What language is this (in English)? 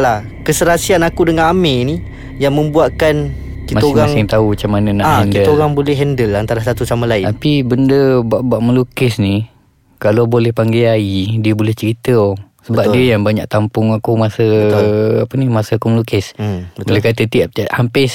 Malay